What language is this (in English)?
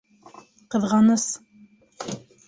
Bashkir